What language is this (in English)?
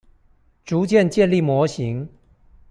Chinese